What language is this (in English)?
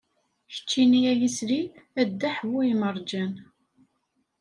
Kabyle